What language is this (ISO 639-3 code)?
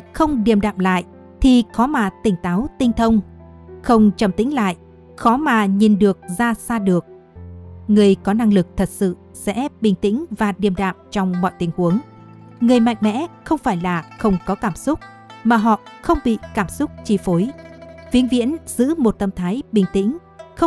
vie